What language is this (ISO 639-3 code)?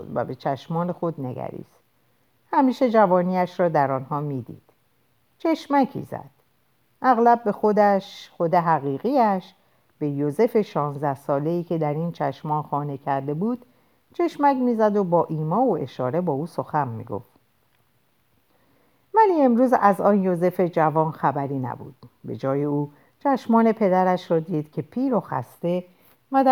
fas